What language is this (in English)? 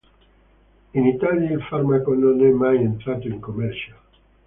Italian